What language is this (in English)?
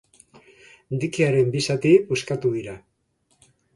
Basque